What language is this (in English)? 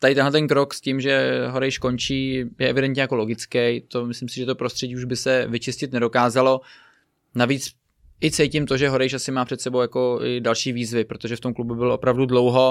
Czech